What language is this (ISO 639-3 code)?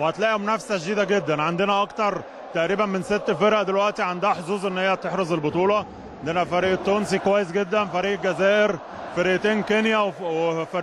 ara